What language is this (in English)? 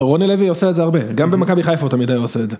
Hebrew